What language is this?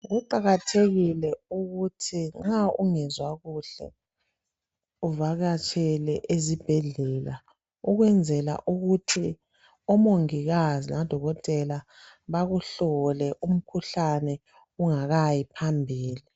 North Ndebele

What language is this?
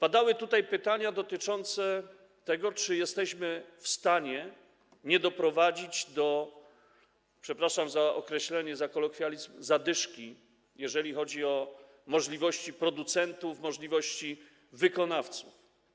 Polish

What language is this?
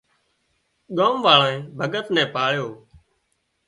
Wadiyara Koli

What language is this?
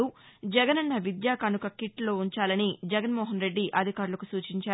Telugu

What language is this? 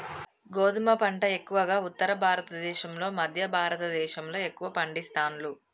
Telugu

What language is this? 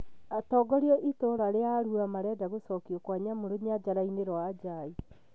Kikuyu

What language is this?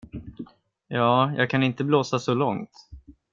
Swedish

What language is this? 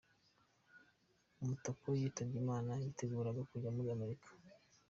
Kinyarwanda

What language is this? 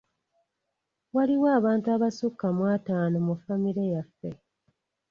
Ganda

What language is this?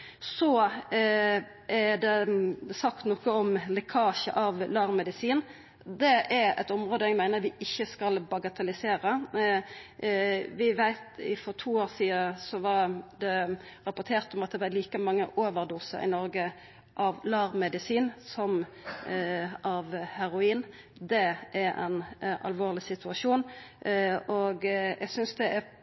Norwegian Nynorsk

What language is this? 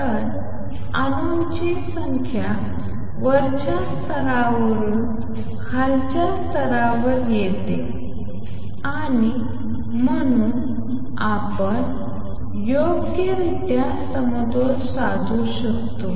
Marathi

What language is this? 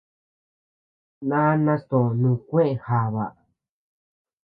Tepeuxila Cuicatec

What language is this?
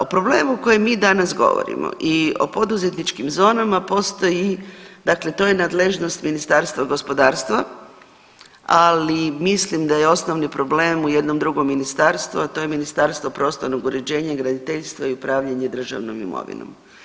Croatian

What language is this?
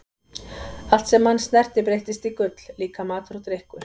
Icelandic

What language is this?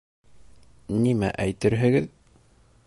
Bashkir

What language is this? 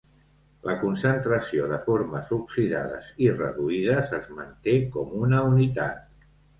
Catalan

